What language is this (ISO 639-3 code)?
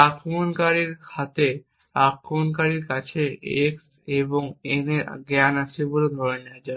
ben